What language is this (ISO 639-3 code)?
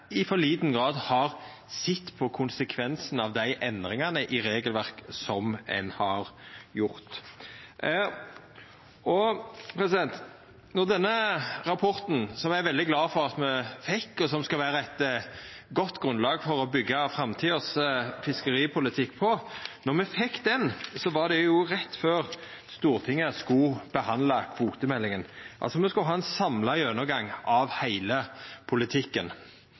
nno